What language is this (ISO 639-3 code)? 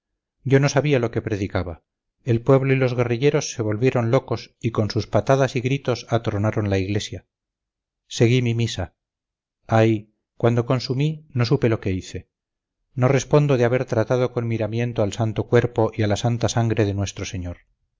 spa